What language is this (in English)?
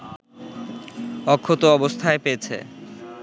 Bangla